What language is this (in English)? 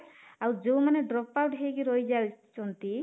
Odia